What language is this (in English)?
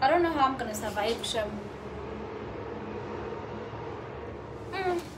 English